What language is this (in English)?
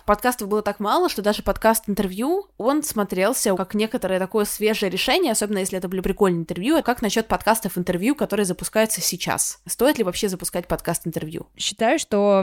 Russian